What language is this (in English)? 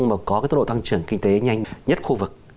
Vietnamese